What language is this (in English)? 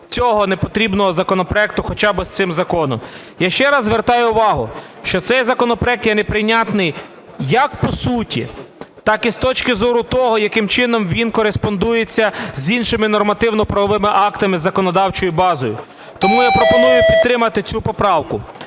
Ukrainian